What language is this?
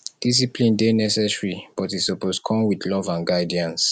Nigerian Pidgin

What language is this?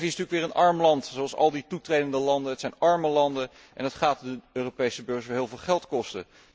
Dutch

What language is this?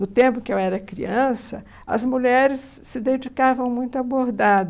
Portuguese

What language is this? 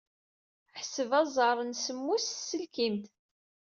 Kabyle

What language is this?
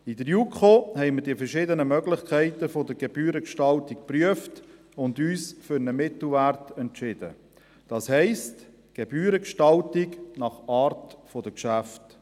Swiss German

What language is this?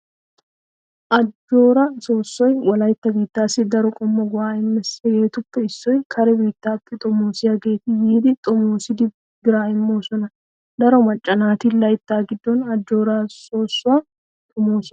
Wolaytta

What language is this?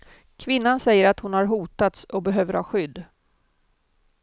Swedish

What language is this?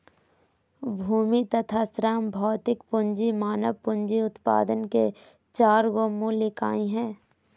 Magahi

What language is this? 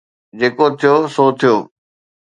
Sindhi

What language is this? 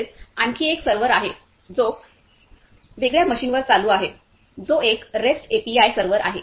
Marathi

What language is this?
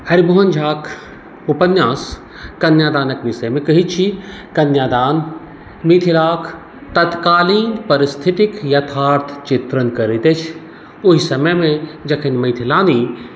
Maithili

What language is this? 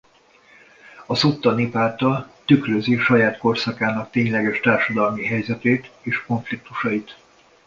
Hungarian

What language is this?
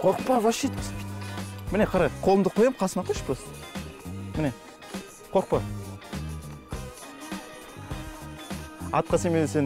Russian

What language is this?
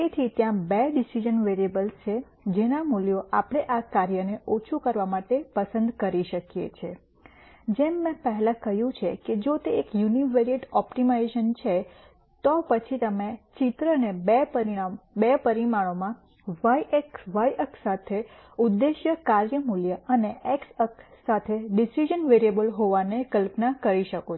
Gujarati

